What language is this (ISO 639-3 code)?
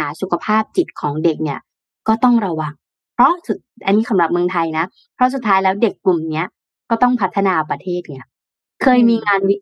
tha